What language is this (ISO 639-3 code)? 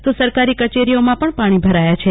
guj